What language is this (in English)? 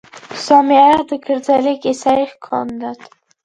Georgian